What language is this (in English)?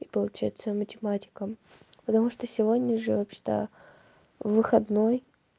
Russian